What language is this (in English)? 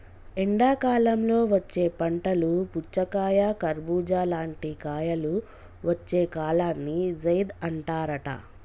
Telugu